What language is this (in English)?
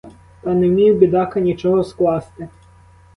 Ukrainian